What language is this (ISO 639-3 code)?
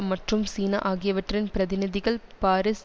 tam